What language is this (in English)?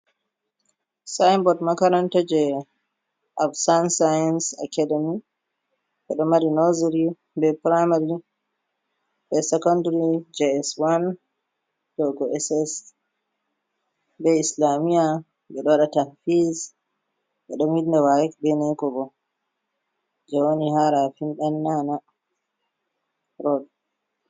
Fula